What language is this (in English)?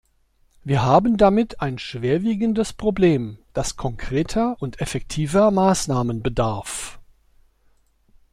German